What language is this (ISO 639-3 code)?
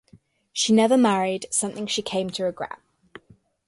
eng